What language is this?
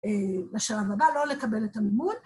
Hebrew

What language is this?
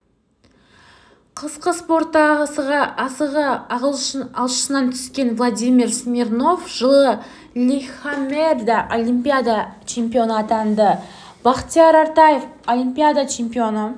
Kazakh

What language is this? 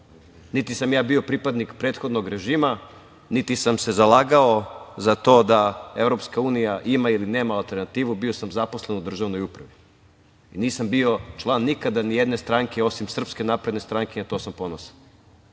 Serbian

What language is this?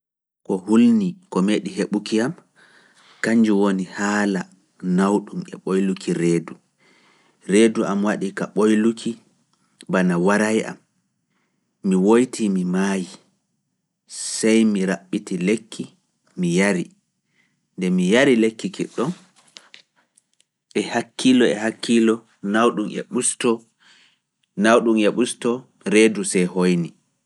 Fula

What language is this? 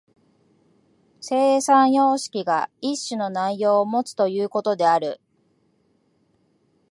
Japanese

